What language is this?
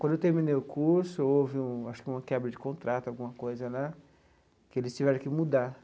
Portuguese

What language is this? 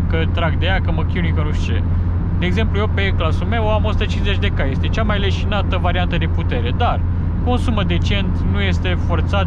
Romanian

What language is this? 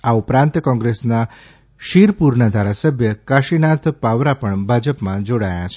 Gujarati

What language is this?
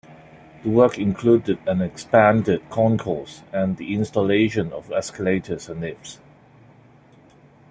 English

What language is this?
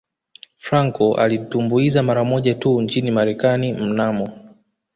Swahili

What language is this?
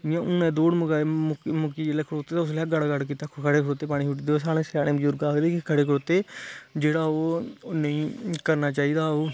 Dogri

